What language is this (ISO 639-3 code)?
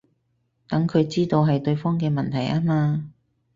yue